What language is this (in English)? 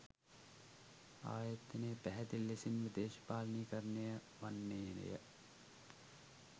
Sinhala